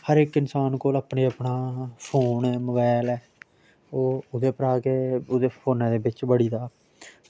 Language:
Dogri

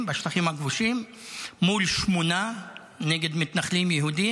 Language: Hebrew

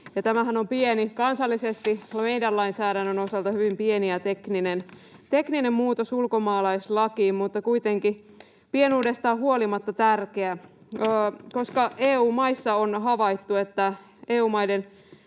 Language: Finnish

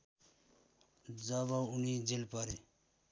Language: Nepali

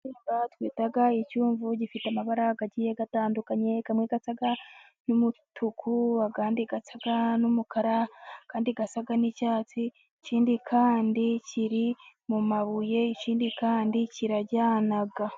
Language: Kinyarwanda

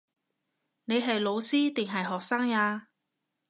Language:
Cantonese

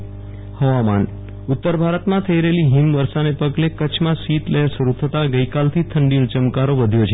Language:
Gujarati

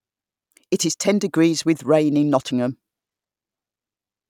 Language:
English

